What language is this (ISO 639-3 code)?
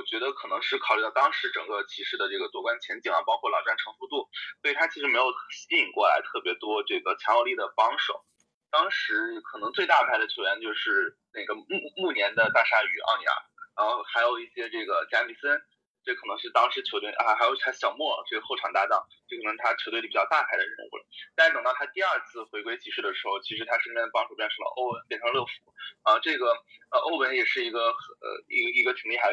zho